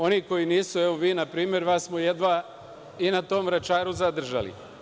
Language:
Serbian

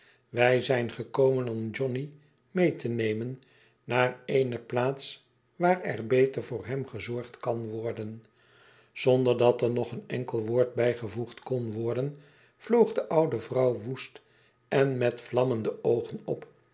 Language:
Dutch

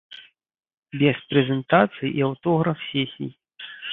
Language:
Belarusian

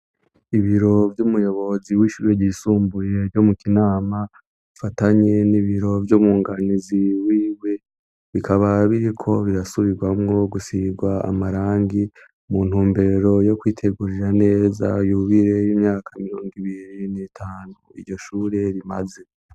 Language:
Rundi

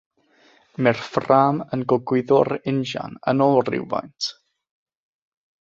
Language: Welsh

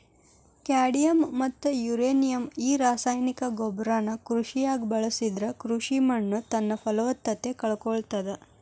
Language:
Kannada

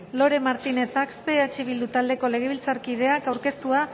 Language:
Basque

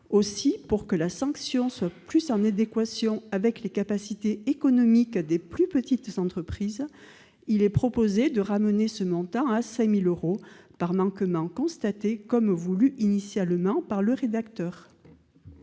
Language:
French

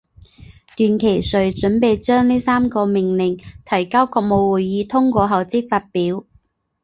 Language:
Chinese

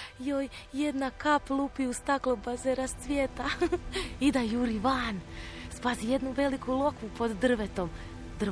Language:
Croatian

